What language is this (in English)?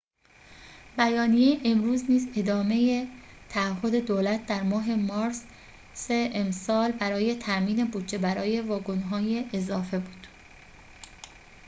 Persian